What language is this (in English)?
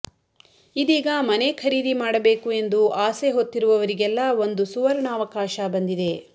Kannada